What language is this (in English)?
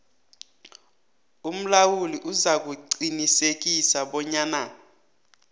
South Ndebele